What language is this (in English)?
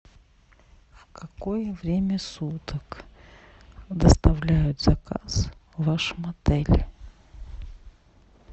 Russian